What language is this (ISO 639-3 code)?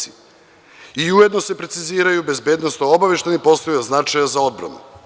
srp